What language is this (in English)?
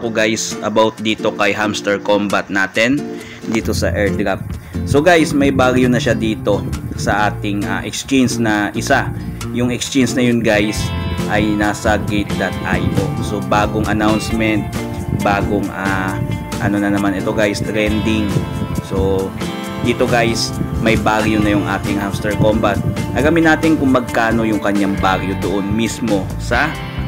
Filipino